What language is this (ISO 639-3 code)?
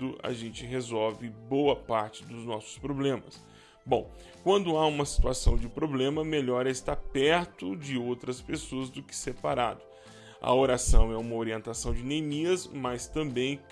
por